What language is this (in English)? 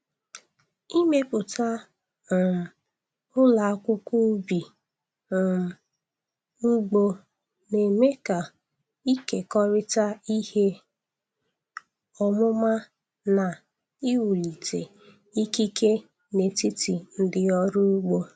Igbo